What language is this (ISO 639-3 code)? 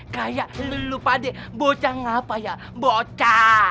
ind